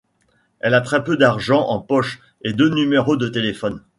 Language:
French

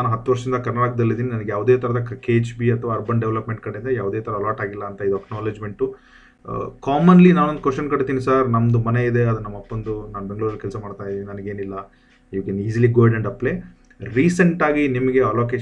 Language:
Kannada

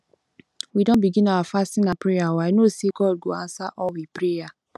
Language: Nigerian Pidgin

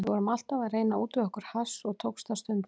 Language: Icelandic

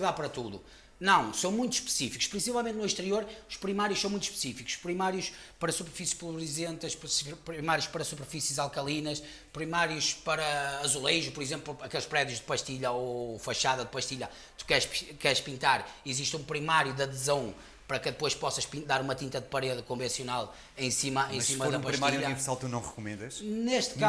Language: Portuguese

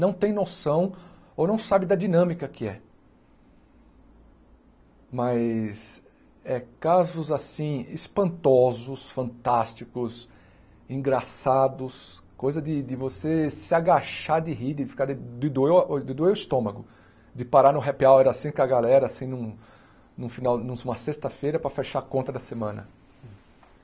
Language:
Portuguese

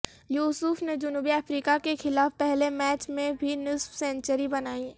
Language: Urdu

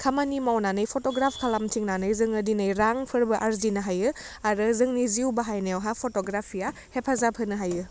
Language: Bodo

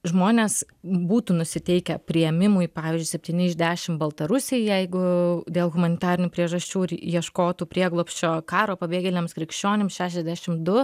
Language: Lithuanian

